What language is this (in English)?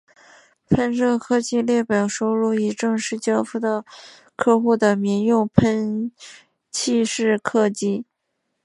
Chinese